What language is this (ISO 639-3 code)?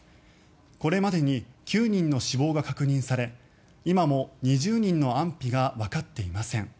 jpn